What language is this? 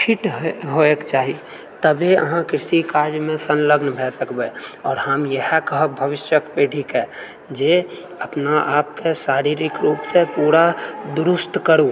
Maithili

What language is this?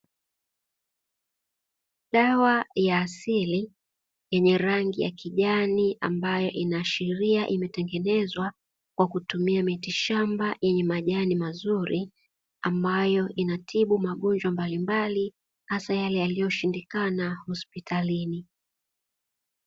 Swahili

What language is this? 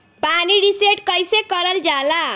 Bhojpuri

